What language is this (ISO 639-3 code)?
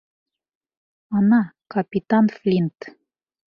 bak